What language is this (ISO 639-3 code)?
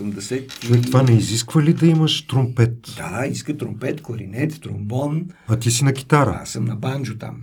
bul